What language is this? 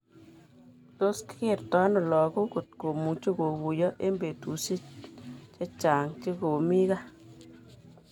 Kalenjin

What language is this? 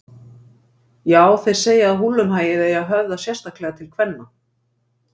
Icelandic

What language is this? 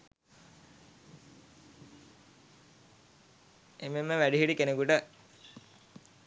Sinhala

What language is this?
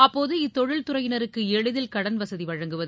Tamil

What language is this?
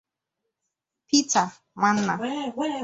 Igbo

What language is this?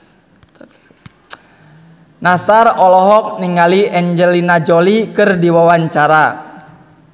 Sundanese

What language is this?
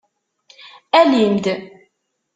Kabyle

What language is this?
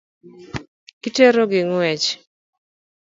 Luo (Kenya and Tanzania)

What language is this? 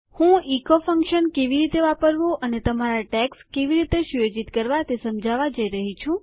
Gujarati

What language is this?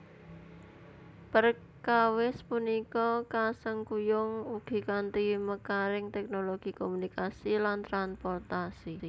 Javanese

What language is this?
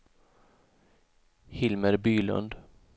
Swedish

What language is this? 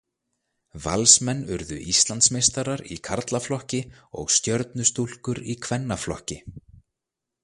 Icelandic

